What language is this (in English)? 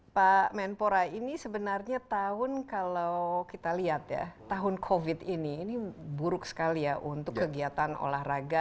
Indonesian